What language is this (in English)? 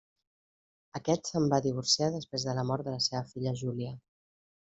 Catalan